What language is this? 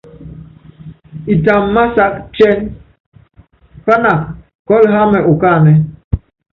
Yangben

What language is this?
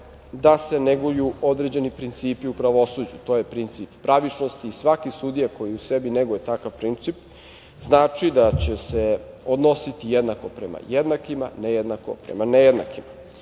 Serbian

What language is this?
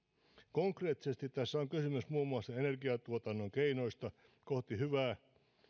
Finnish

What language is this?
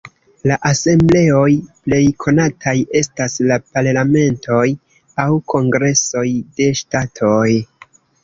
Esperanto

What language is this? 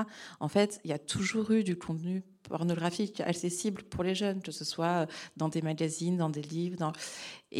French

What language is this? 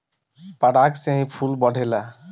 Bhojpuri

